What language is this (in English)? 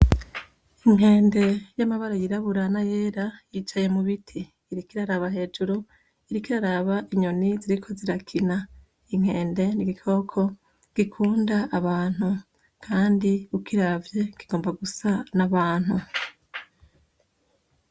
Rundi